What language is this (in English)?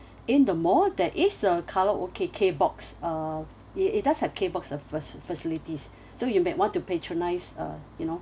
English